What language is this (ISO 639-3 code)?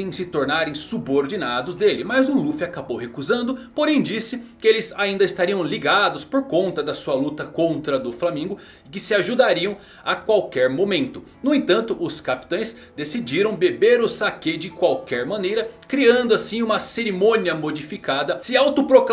por